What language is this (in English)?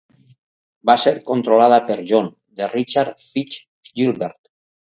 Catalan